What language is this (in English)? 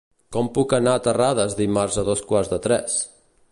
Catalan